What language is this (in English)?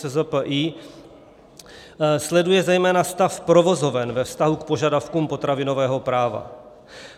Czech